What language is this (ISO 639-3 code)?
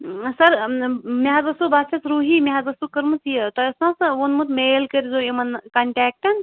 kas